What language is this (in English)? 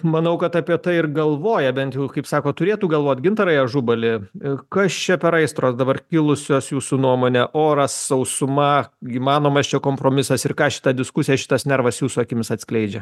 Lithuanian